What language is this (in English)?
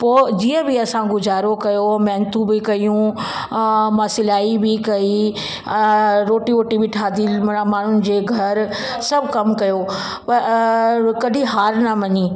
Sindhi